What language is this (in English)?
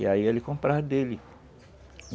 Portuguese